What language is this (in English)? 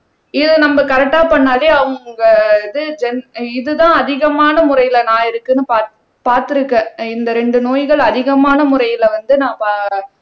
Tamil